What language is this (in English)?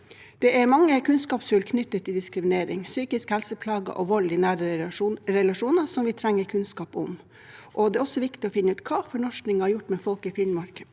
Norwegian